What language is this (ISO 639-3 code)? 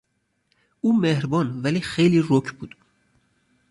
fas